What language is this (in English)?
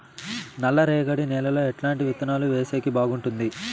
Telugu